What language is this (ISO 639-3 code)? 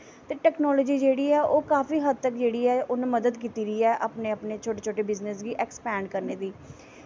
doi